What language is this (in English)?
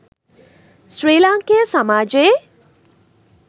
Sinhala